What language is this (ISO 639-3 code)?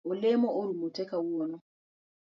luo